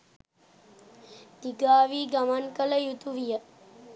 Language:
Sinhala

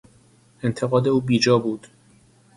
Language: Persian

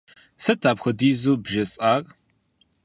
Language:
Kabardian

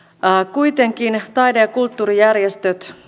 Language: Finnish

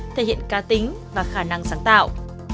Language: Vietnamese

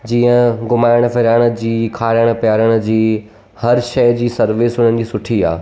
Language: Sindhi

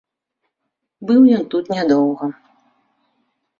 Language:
Belarusian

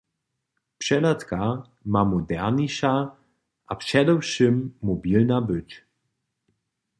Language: Upper Sorbian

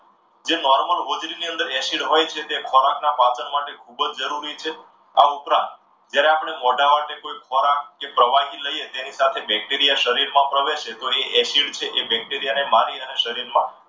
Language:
Gujarati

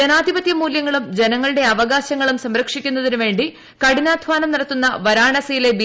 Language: Malayalam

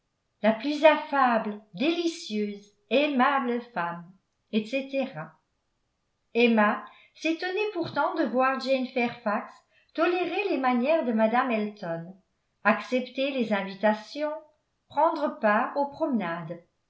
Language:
French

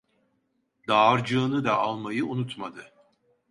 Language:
Turkish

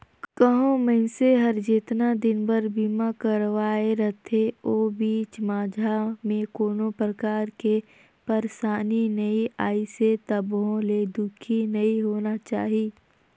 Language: Chhattisgarhi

